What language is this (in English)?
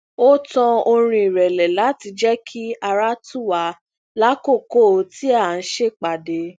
Yoruba